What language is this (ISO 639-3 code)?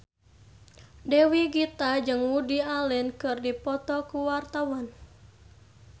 sun